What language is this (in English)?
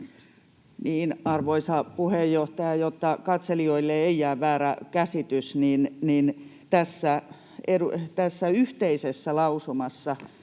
Finnish